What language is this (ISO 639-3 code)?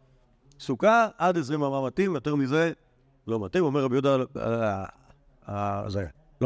heb